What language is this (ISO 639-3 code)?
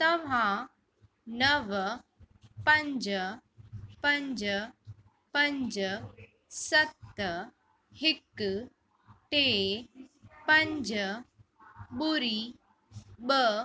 snd